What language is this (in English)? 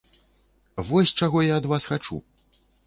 Belarusian